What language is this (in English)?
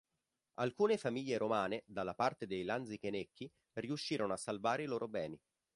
Italian